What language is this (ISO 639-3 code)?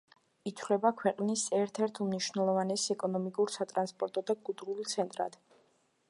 kat